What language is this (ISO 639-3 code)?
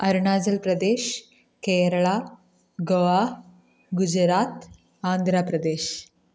mal